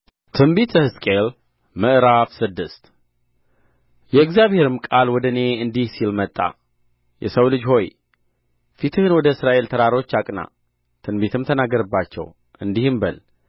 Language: Amharic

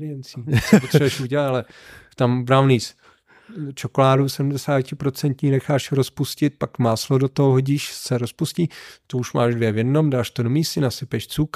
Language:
Czech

